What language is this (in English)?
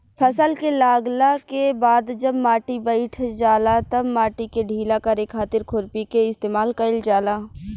Bhojpuri